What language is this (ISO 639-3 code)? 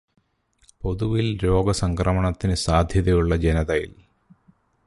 mal